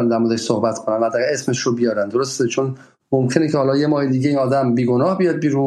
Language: Persian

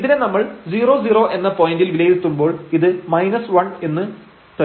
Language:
Malayalam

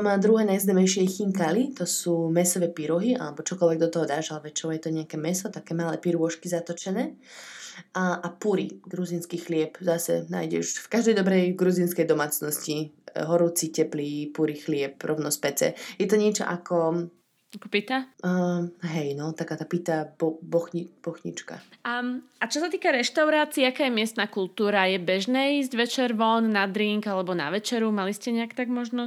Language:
Slovak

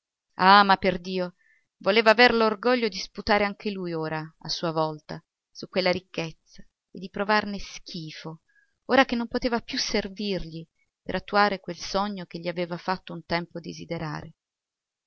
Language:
Italian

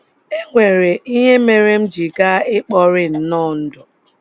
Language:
Igbo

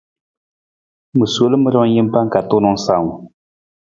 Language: Nawdm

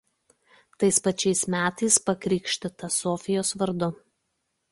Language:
Lithuanian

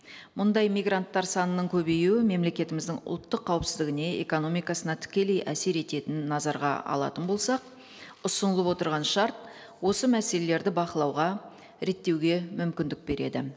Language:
Kazakh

